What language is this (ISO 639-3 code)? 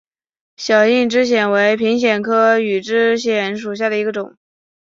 zho